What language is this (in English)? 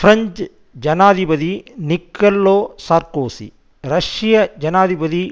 Tamil